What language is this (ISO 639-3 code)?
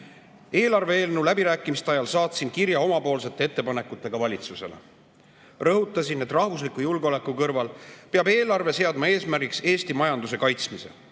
est